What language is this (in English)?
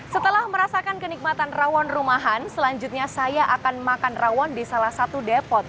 Indonesian